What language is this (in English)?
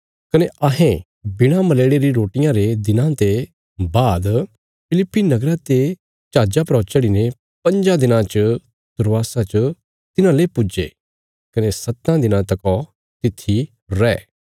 Bilaspuri